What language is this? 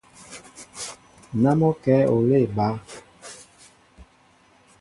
Mbo (Cameroon)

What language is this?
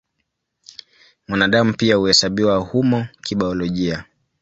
Swahili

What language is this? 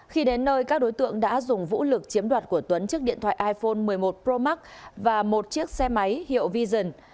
Vietnamese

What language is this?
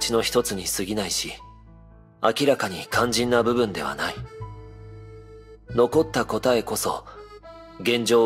Japanese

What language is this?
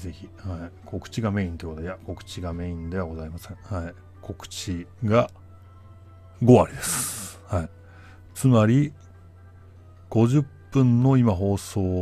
Japanese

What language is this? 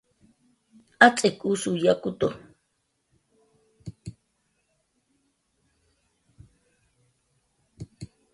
Jaqaru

